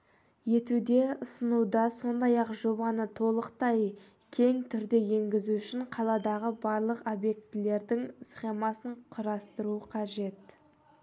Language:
Kazakh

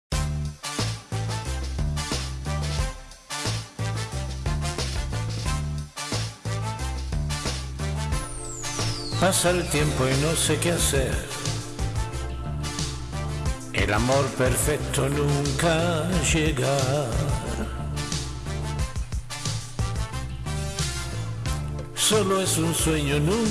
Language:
Spanish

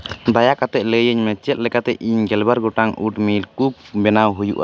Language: Santali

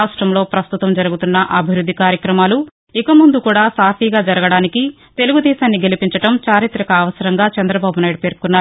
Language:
Telugu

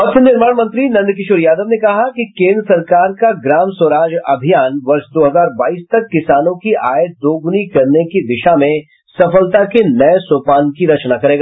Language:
Hindi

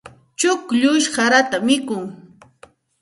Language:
Santa Ana de Tusi Pasco Quechua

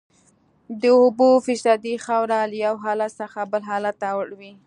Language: Pashto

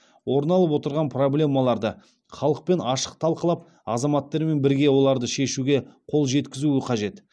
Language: Kazakh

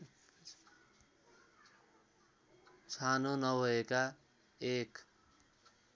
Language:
Nepali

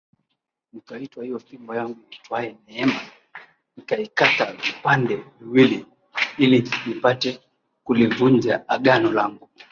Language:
Swahili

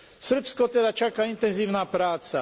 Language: Slovak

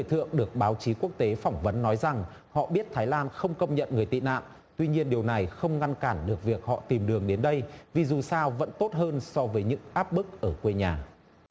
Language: Vietnamese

